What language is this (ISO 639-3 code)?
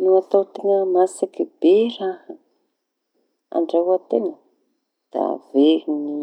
txy